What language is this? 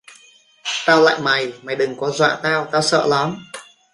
Vietnamese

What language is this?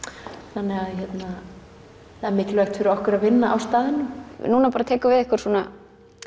Icelandic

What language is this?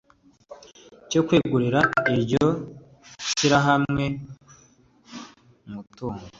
Kinyarwanda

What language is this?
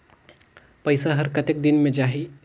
Chhattisgarhi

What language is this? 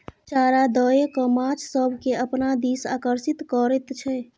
Maithili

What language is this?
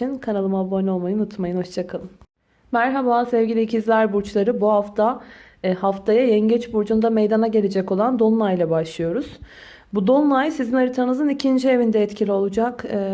Turkish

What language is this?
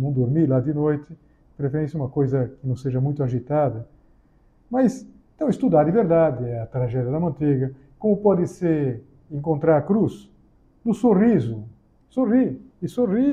Portuguese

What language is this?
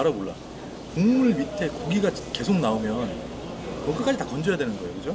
Korean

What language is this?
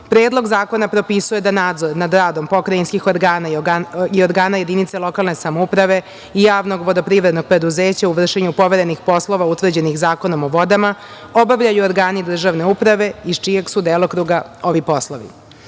Serbian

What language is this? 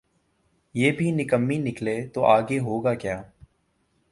Urdu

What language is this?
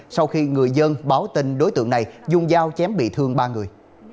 Vietnamese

